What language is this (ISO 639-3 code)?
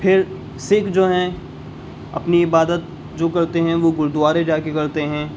urd